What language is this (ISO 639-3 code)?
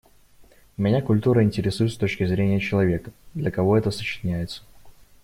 rus